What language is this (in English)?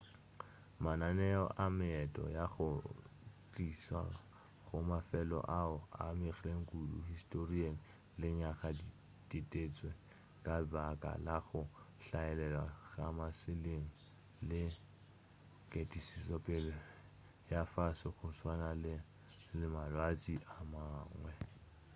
Northern Sotho